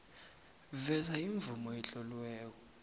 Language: South Ndebele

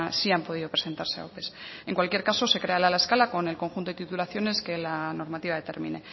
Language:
Spanish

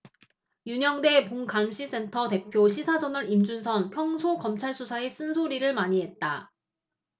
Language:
Korean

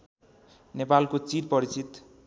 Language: Nepali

